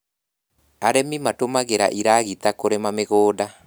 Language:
Kikuyu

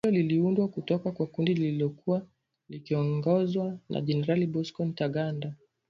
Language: Swahili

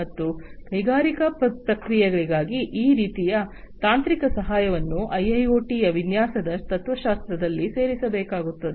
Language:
Kannada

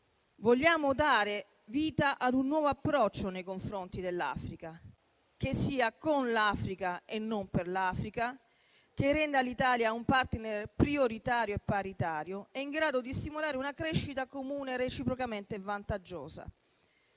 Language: Italian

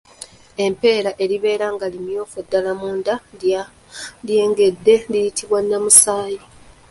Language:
Ganda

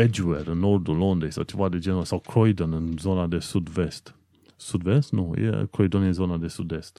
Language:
Romanian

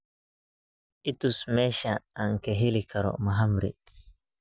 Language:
Somali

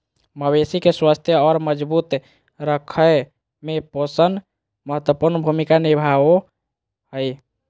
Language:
Magahi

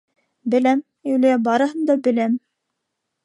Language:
Bashkir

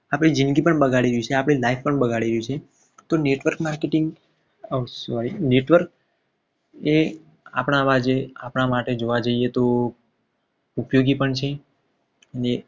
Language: Gujarati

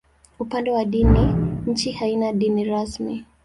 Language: Swahili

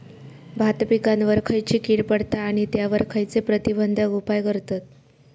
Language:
Marathi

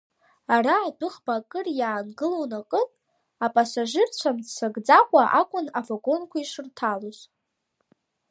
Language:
Abkhazian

